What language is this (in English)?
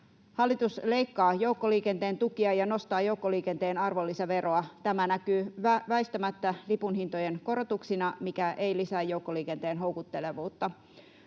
Finnish